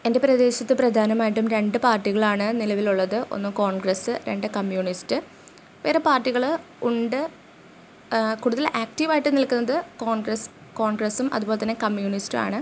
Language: Malayalam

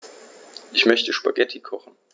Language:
German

